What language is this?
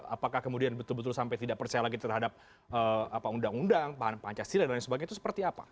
Indonesian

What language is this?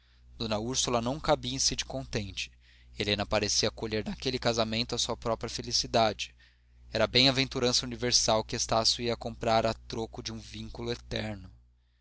Portuguese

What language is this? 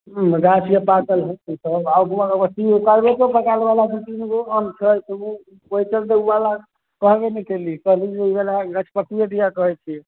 Maithili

